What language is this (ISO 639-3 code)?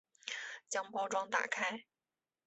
zho